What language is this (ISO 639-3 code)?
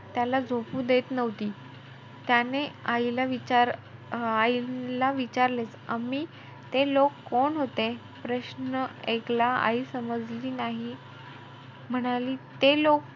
mar